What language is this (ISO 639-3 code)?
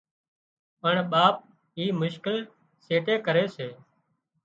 kxp